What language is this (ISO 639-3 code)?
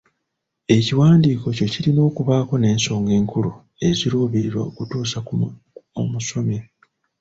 lug